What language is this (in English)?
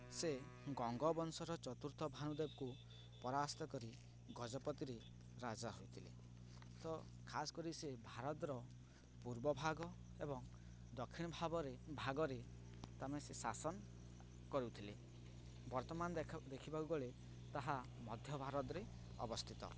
Odia